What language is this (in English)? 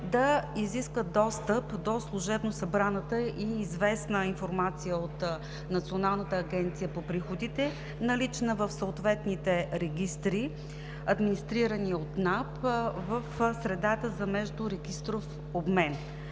Bulgarian